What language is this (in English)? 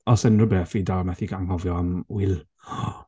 Welsh